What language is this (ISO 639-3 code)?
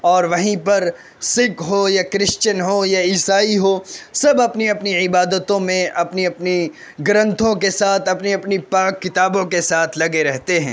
urd